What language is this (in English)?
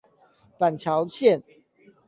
Chinese